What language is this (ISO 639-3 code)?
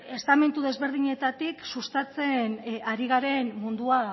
eus